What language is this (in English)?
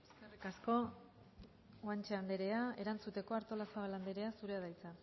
Basque